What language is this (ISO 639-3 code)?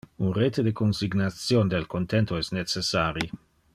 ina